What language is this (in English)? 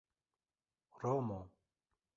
Esperanto